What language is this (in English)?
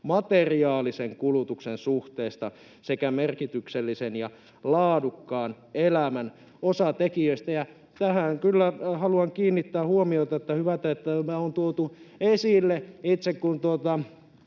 Finnish